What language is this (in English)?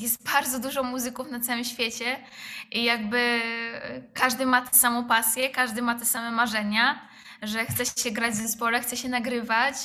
Polish